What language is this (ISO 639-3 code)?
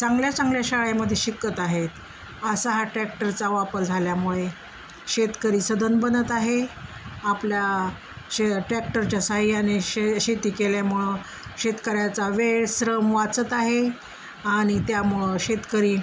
mar